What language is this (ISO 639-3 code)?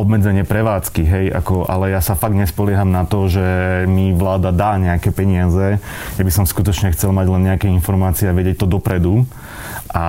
slk